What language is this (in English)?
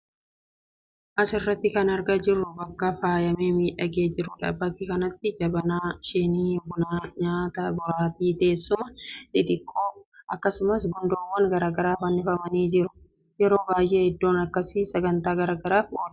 Oromo